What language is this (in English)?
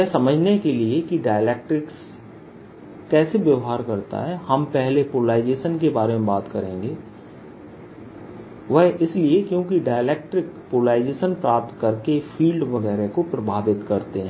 Hindi